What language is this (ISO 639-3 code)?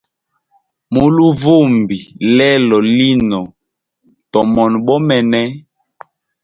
hem